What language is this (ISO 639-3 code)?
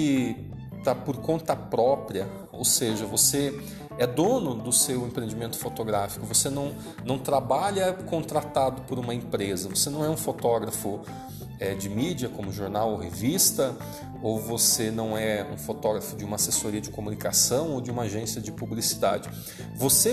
por